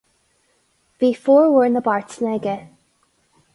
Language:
Irish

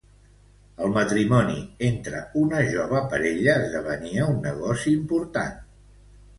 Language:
Catalan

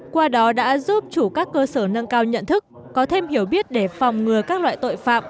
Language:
Vietnamese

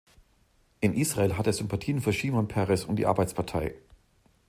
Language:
German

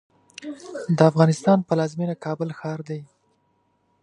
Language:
Pashto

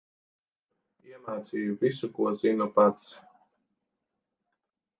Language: Latvian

